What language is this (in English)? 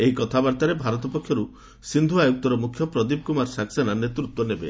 Odia